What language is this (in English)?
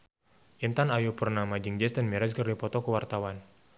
Sundanese